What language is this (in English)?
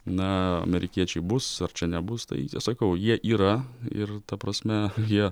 Lithuanian